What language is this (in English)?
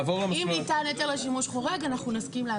Hebrew